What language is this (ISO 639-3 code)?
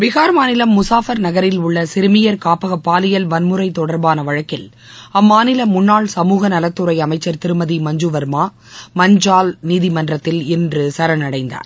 tam